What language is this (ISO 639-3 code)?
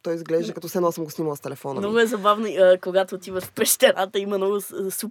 bul